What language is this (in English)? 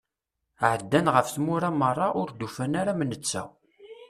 Kabyle